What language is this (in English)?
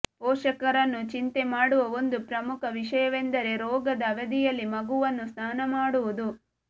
Kannada